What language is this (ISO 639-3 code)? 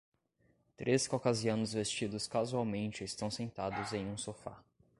por